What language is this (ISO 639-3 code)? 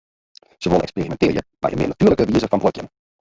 fry